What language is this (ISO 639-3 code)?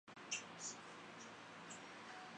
zho